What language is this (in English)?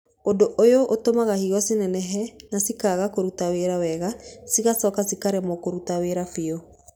Kikuyu